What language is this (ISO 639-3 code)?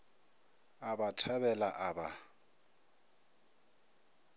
nso